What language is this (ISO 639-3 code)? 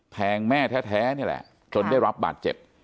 tha